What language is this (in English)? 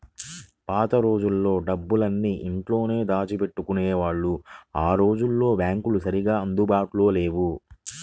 Telugu